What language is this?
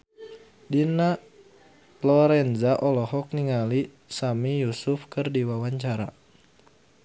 Sundanese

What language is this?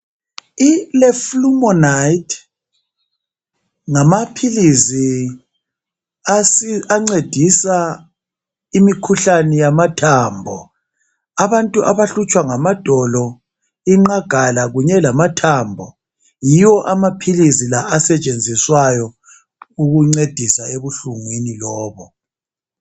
North Ndebele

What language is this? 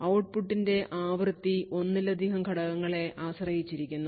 Malayalam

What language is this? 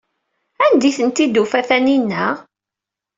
Kabyle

